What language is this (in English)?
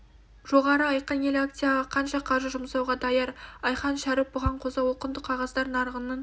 Kazakh